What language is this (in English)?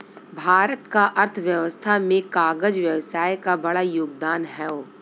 Bhojpuri